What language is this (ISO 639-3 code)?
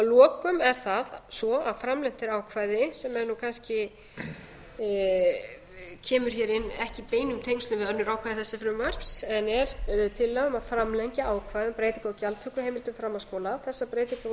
isl